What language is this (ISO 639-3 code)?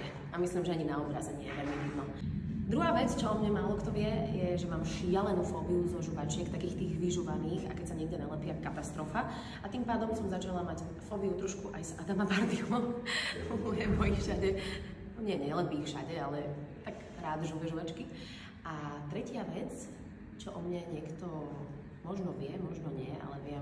ces